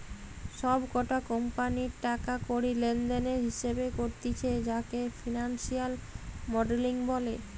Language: Bangla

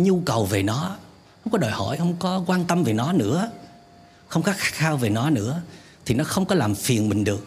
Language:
Vietnamese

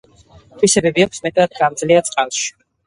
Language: Georgian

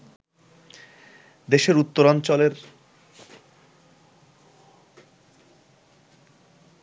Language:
Bangla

